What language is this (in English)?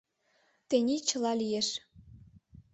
Mari